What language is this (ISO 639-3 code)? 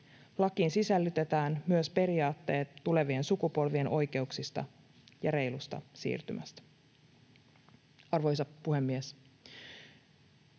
fin